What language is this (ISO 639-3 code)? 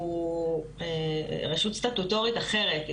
heb